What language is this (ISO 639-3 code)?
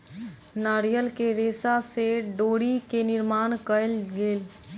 mai